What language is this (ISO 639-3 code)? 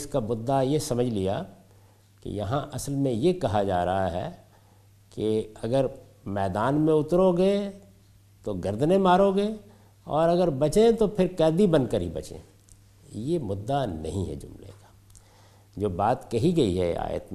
urd